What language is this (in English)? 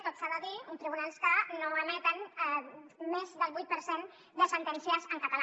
Catalan